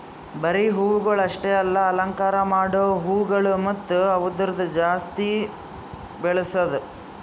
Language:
Kannada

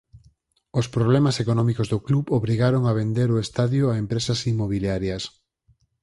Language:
Galician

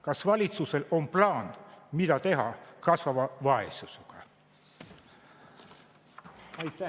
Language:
Estonian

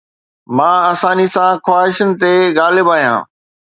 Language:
Sindhi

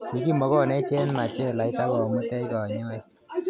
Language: Kalenjin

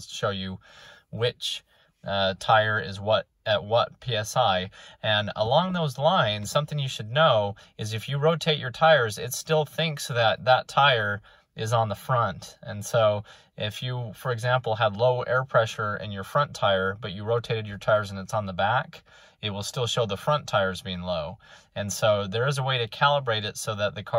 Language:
English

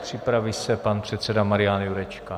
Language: Czech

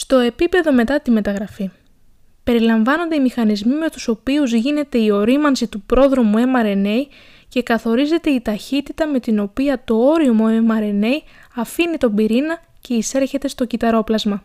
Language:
Greek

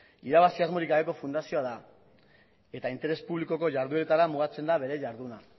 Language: Basque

